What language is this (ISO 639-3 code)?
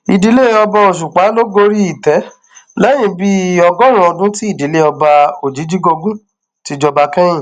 yor